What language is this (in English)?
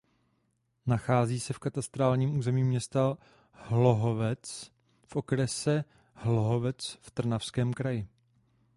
Czech